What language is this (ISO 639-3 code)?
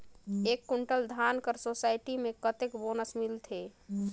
hne